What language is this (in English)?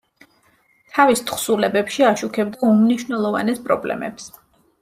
Georgian